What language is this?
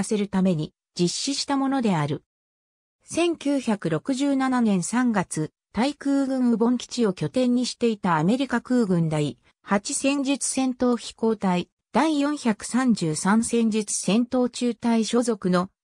Japanese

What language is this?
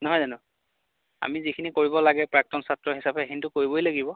Assamese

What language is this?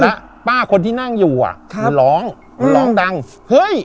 Thai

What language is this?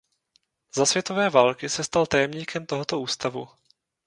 Czech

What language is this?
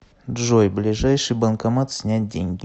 Russian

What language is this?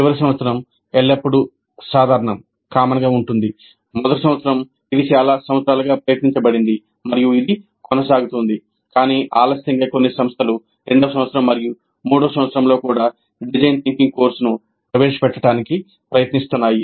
Telugu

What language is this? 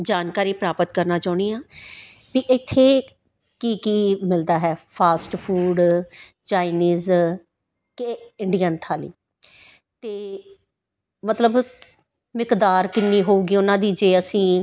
Punjabi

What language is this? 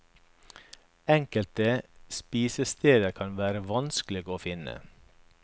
Norwegian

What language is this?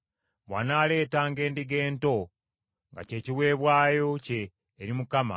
Ganda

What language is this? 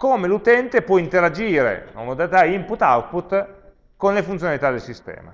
Italian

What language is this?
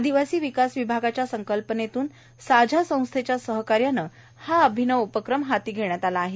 Marathi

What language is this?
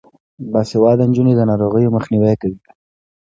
Pashto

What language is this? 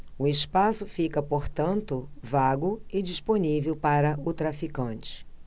Portuguese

